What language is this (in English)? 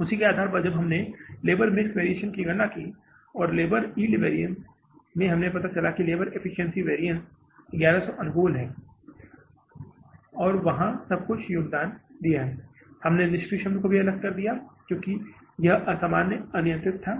Hindi